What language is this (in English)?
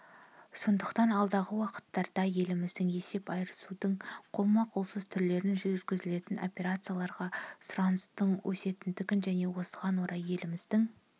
Kazakh